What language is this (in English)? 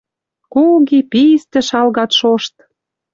Western Mari